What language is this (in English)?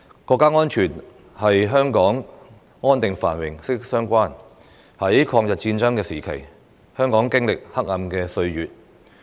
Cantonese